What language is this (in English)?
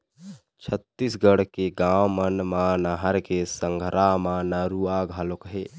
Chhattisgarhi